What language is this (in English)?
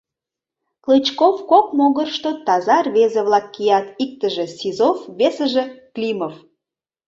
Mari